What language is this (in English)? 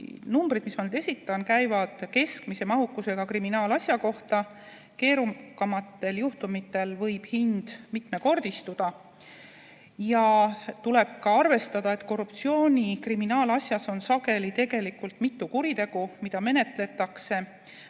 Estonian